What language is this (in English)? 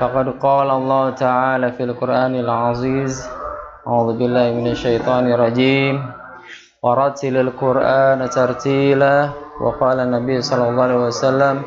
Indonesian